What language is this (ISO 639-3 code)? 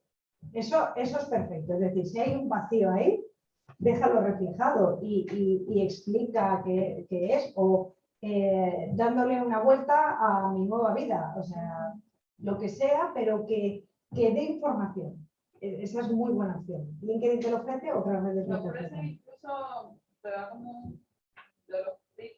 spa